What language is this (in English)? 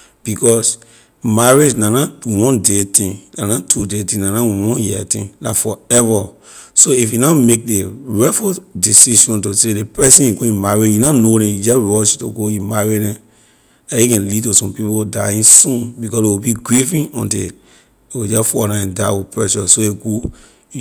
Liberian English